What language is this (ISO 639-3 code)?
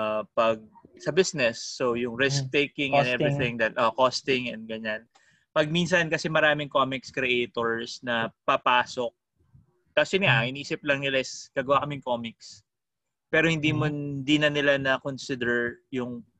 fil